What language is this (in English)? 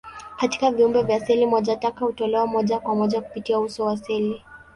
Swahili